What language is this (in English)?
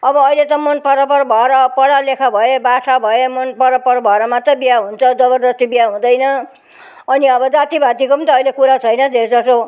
Nepali